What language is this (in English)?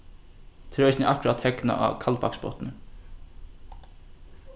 Faroese